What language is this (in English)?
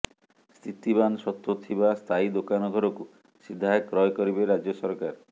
Odia